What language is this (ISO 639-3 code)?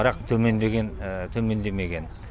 kaz